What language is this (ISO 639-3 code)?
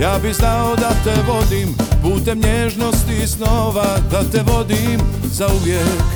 hrv